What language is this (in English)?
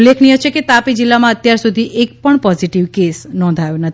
Gujarati